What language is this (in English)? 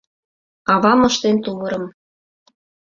Mari